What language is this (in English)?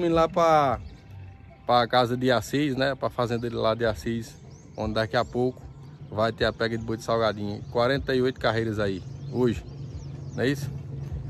Portuguese